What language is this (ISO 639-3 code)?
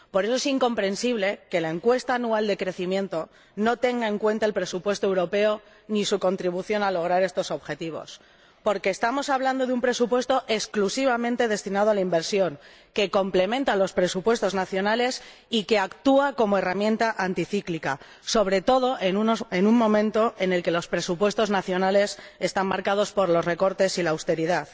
spa